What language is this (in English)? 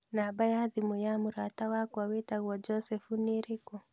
Kikuyu